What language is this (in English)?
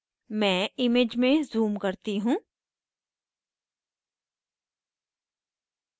Hindi